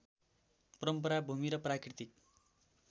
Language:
Nepali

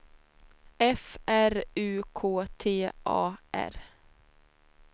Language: Swedish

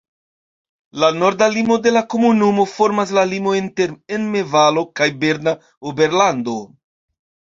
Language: Esperanto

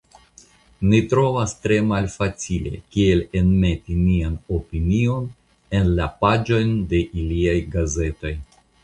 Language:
Esperanto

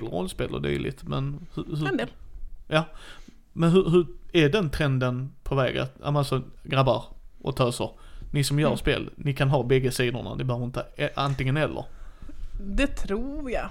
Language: Swedish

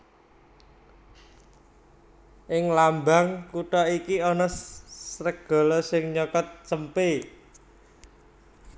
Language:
Javanese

